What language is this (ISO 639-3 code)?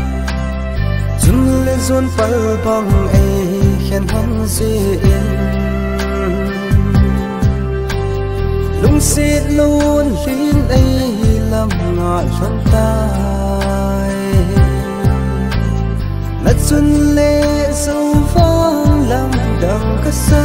ara